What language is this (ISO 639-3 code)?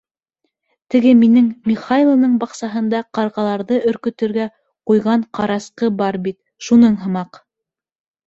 bak